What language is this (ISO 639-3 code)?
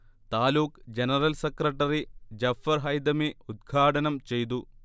mal